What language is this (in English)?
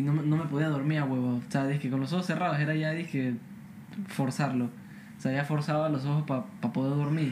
Spanish